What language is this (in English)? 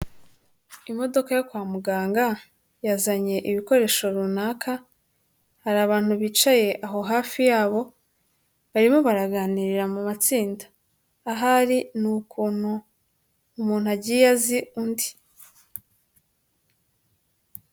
Kinyarwanda